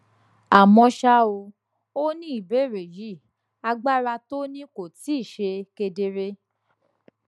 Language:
Yoruba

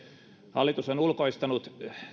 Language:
Finnish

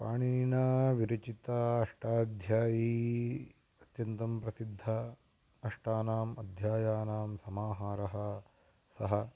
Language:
Sanskrit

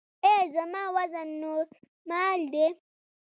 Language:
Pashto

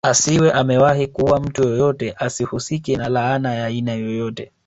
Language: Swahili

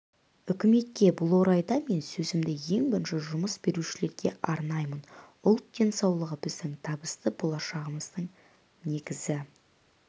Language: Kazakh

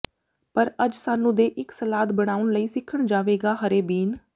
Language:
Punjabi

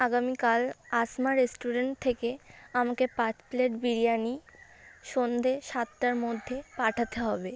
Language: Bangla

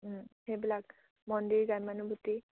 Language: Assamese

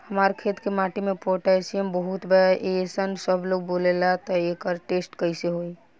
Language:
Bhojpuri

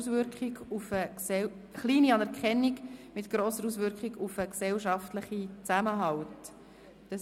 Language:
Swiss German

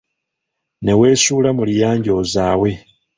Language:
Ganda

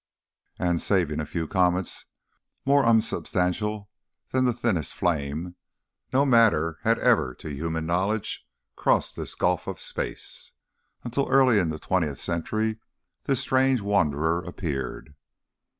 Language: English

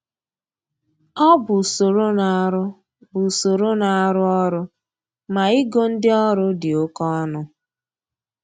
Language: Igbo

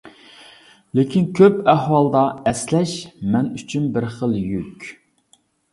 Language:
Uyghur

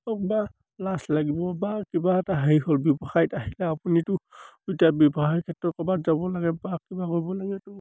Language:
Assamese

